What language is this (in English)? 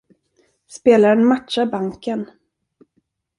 Swedish